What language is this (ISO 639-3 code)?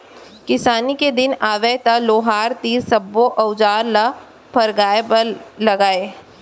hne